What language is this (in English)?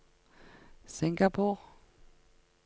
Norwegian